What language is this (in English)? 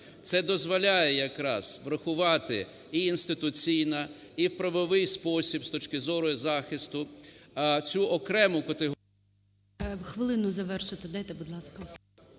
Ukrainian